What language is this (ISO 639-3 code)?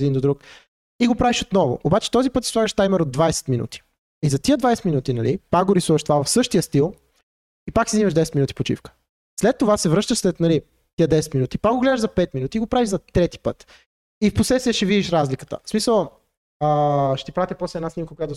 bul